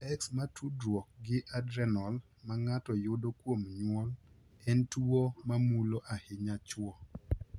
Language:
Luo (Kenya and Tanzania)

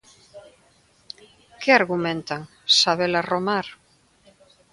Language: Galician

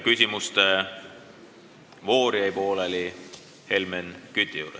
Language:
Estonian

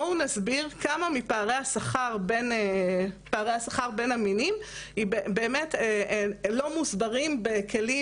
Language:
Hebrew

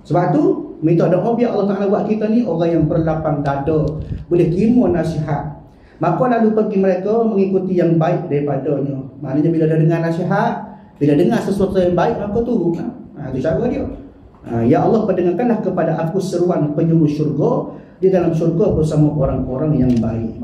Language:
Malay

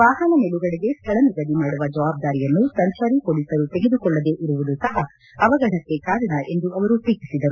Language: Kannada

